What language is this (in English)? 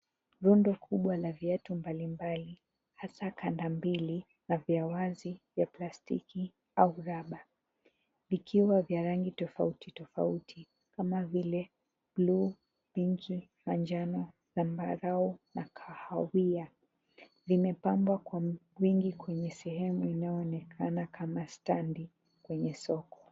Swahili